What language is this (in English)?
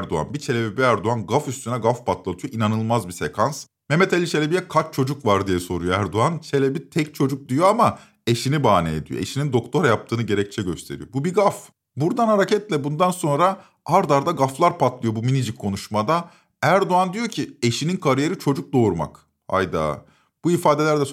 Turkish